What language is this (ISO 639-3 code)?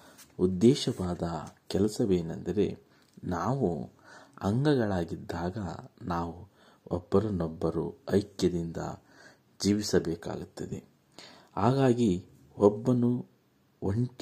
kan